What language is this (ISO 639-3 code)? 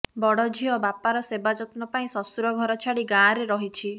ori